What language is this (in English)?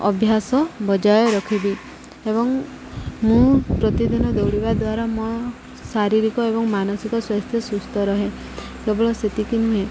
Odia